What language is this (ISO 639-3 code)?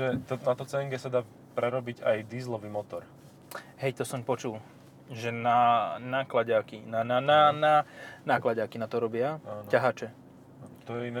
slk